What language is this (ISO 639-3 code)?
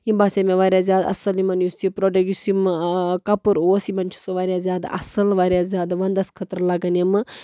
kas